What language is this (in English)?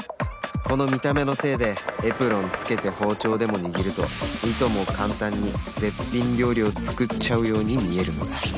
Japanese